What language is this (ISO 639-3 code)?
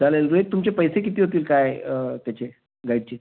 mar